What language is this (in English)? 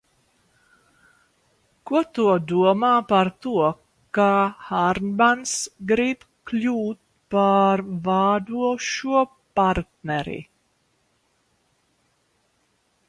Latvian